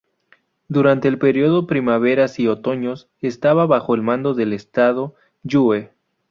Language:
Spanish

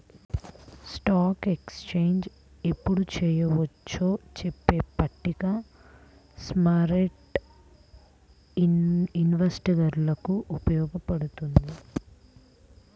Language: Telugu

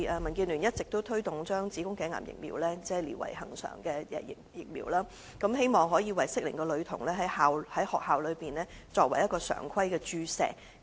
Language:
Cantonese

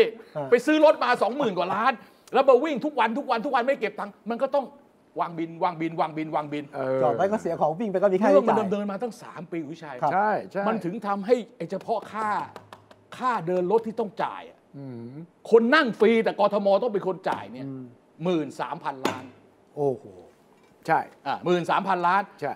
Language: Thai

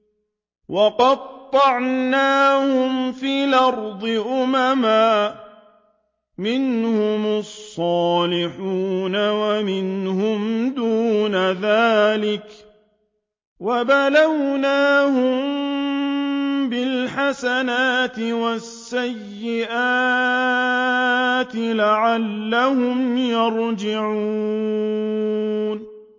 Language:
Arabic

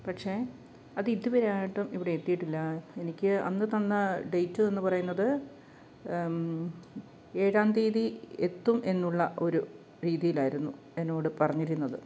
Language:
Malayalam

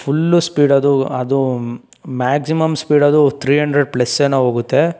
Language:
Kannada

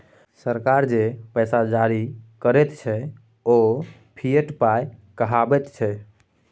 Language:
Maithili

